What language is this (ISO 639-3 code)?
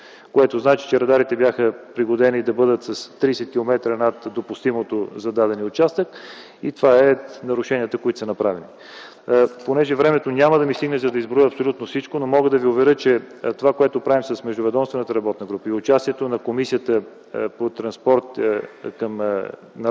bul